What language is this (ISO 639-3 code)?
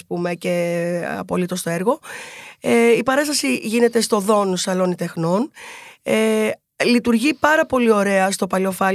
ell